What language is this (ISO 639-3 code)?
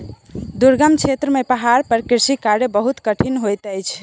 mai